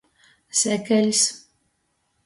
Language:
Latgalian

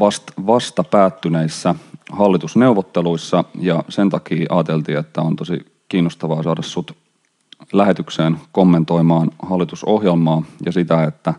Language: Finnish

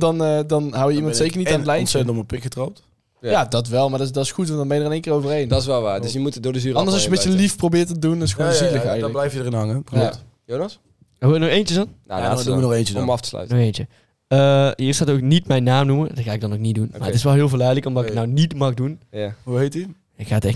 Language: Dutch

